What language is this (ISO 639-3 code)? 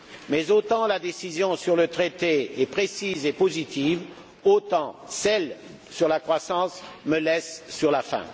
fra